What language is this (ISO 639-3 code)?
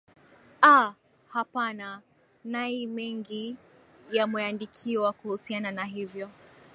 swa